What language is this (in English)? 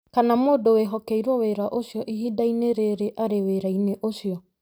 Kikuyu